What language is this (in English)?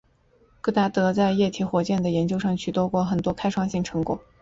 Chinese